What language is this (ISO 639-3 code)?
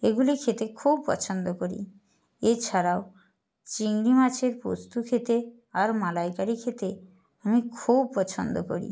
ben